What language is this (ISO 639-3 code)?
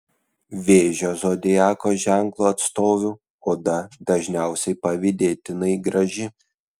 lit